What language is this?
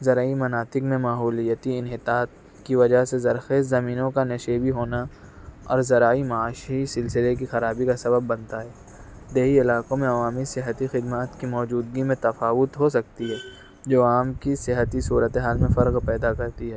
Urdu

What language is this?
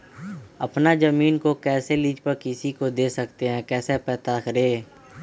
Magahi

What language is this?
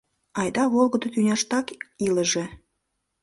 Mari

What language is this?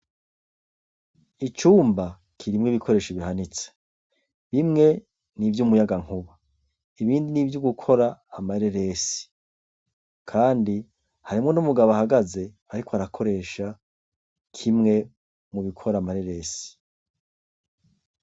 Rundi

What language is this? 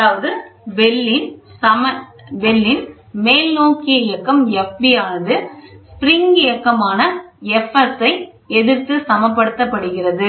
Tamil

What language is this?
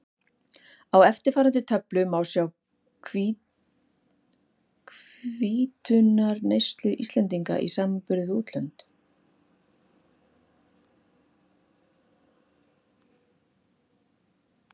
Icelandic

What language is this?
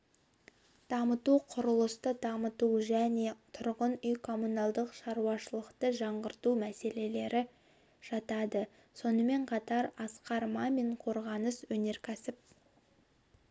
Kazakh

